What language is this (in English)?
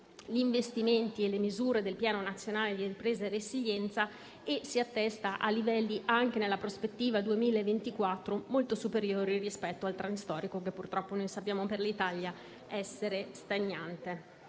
Italian